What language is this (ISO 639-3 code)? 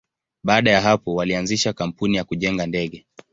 swa